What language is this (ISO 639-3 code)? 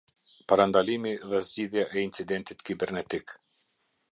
sqi